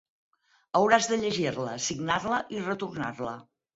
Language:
Catalan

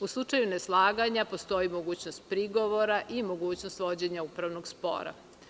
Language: Serbian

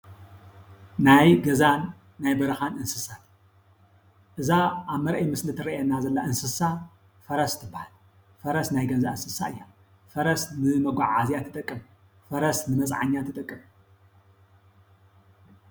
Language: Tigrinya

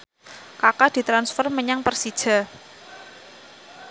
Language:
Javanese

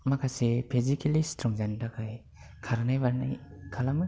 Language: Bodo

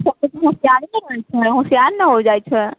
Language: Maithili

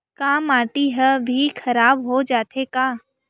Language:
Chhattisgarhi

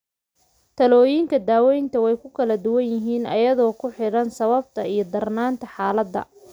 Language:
Somali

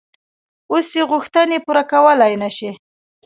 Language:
Pashto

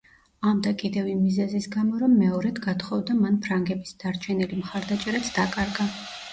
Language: Georgian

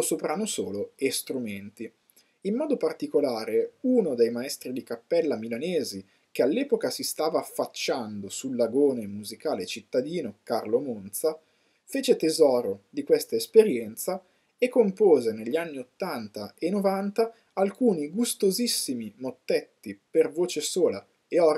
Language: Italian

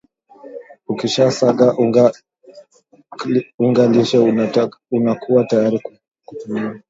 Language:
Swahili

